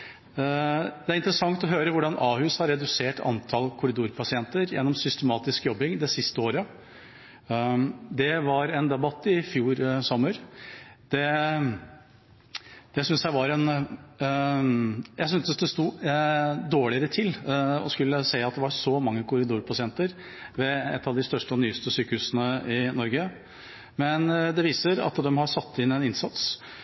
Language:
Norwegian Bokmål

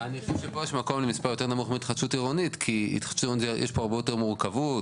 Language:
Hebrew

